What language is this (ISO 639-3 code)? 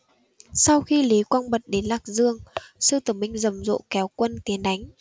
vie